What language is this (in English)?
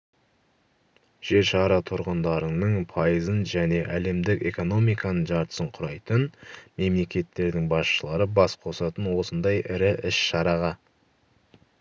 Kazakh